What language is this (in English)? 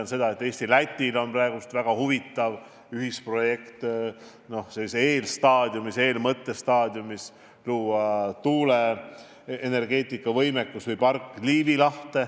Estonian